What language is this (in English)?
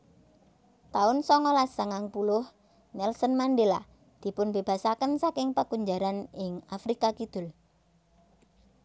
Javanese